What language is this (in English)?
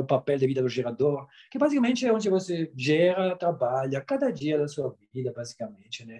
Portuguese